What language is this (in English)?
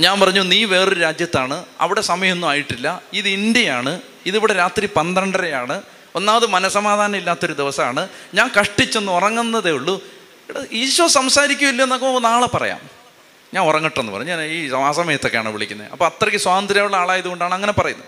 Malayalam